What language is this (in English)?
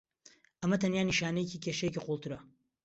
Central Kurdish